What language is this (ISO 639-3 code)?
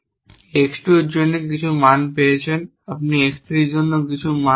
ben